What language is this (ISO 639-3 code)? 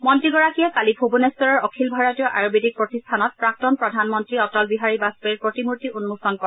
asm